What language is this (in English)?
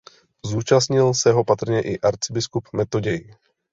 Czech